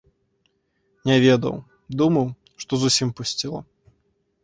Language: Belarusian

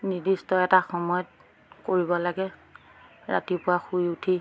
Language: Assamese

